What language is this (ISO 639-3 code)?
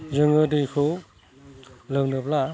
brx